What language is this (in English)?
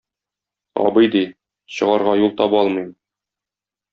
Tatar